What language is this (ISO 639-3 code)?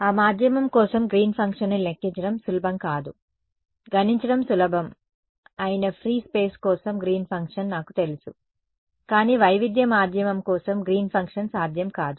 tel